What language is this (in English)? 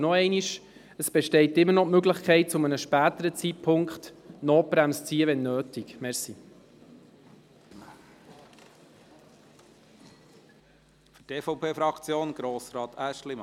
Swiss German